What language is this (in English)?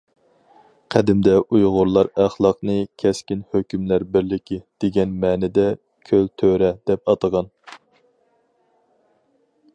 Uyghur